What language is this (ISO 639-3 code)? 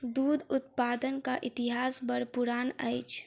mai